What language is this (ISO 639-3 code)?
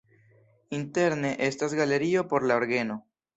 epo